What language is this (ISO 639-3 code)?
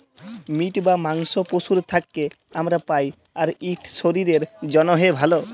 ben